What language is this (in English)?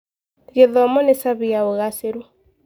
Kikuyu